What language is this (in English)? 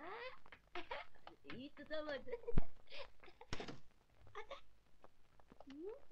Turkish